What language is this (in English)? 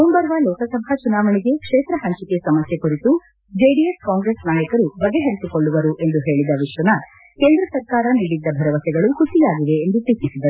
Kannada